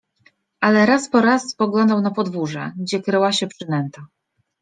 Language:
Polish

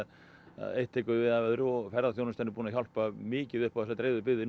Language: Icelandic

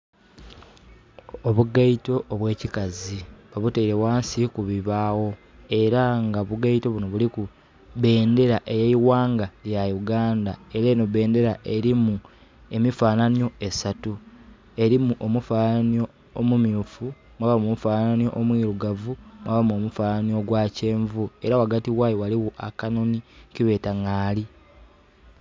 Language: Soga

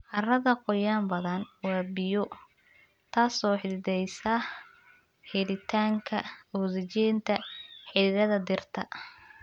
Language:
Somali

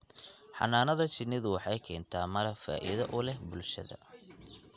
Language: Somali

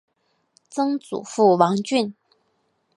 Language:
Chinese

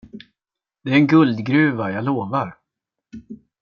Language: Swedish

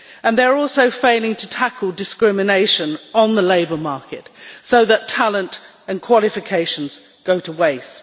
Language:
English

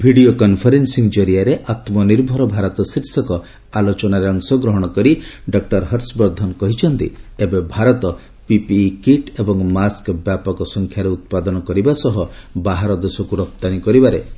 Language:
Odia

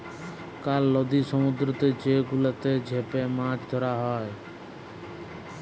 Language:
Bangla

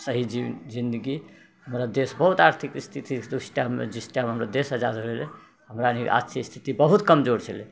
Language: Maithili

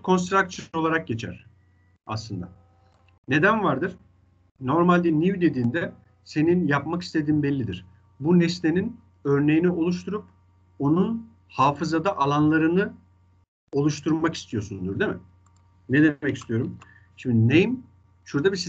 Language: Turkish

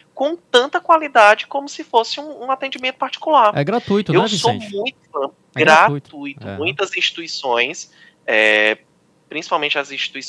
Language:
Portuguese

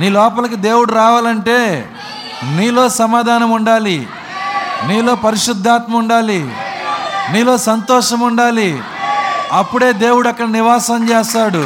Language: Telugu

